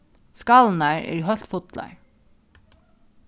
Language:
Faroese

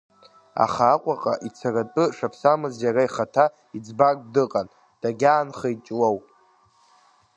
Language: Abkhazian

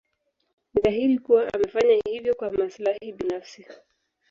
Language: Swahili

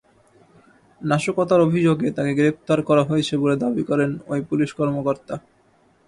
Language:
Bangla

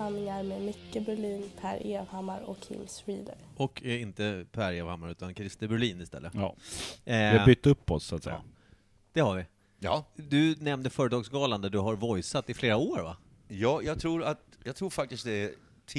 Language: Swedish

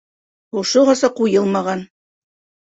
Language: Bashkir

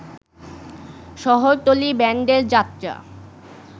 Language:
Bangla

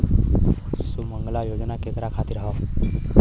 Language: Bhojpuri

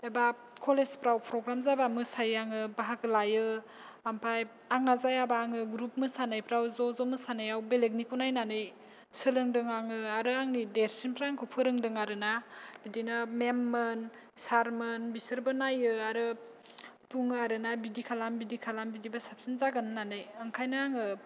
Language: Bodo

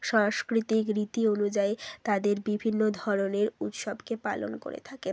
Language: Bangla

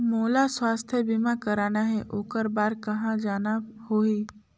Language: Chhattisgarhi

